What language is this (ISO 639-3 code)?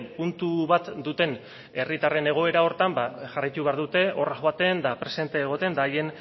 eus